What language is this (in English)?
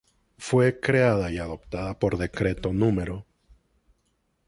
Spanish